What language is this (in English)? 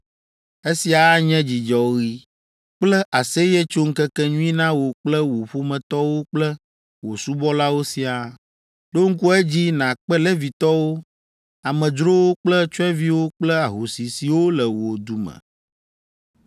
Ewe